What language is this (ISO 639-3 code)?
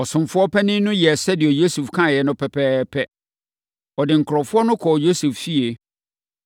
aka